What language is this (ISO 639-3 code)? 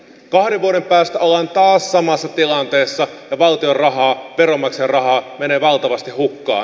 fin